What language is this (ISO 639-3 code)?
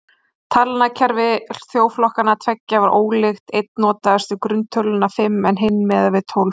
isl